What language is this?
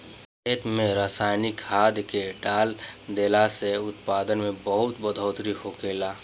Bhojpuri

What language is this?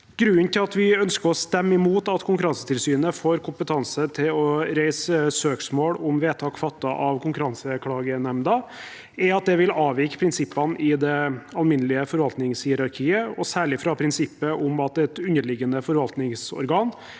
Norwegian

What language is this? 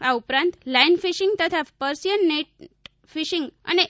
Gujarati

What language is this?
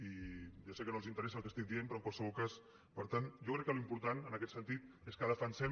Catalan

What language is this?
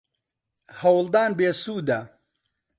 Central Kurdish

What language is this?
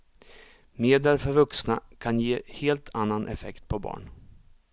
Swedish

